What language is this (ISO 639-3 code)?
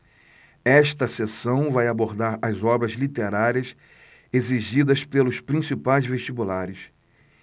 por